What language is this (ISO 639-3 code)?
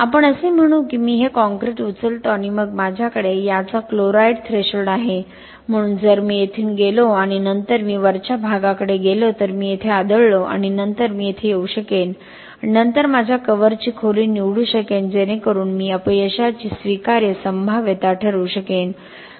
mar